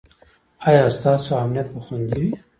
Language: Pashto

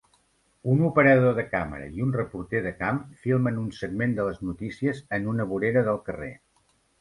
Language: Catalan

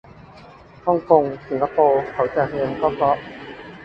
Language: Thai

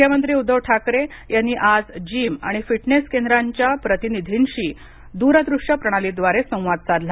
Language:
Marathi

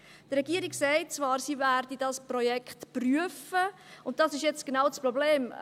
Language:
Swiss German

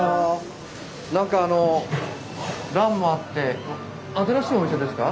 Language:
Japanese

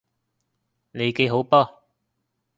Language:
Cantonese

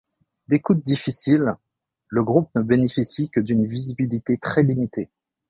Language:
French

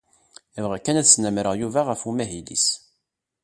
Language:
Kabyle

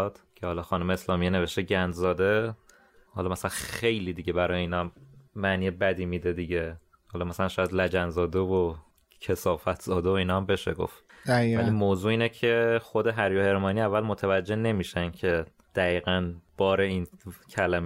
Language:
Persian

